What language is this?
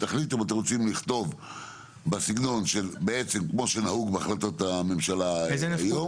Hebrew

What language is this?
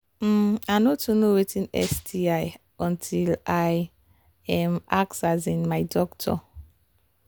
Nigerian Pidgin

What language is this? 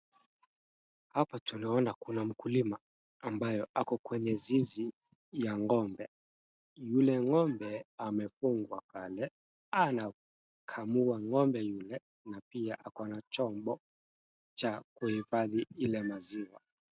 Swahili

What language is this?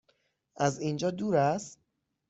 Persian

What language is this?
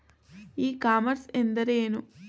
Kannada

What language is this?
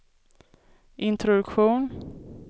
Swedish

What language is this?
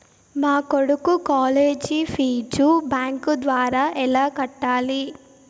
Telugu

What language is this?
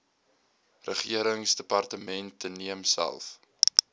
Afrikaans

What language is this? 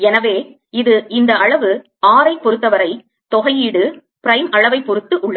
Tamil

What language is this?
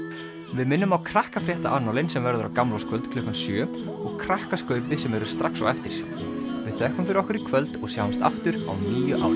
Icelandic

